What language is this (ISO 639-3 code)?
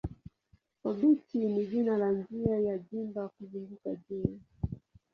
swa